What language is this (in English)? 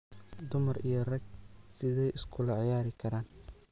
Somali